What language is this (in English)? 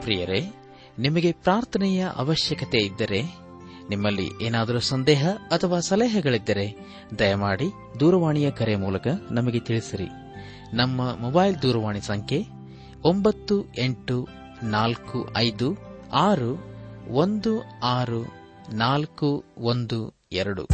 Kannada